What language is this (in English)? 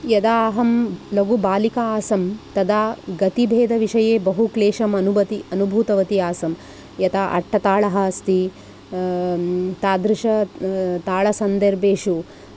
Sanskrit